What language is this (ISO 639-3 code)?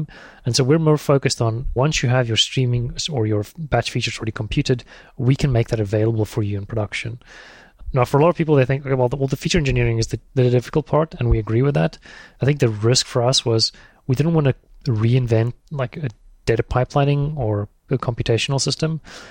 eng